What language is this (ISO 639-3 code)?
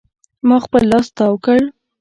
pus